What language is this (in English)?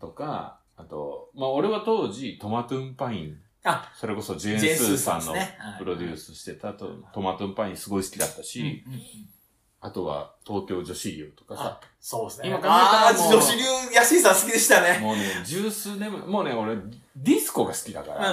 Japanese